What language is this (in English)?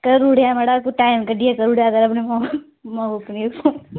Dogri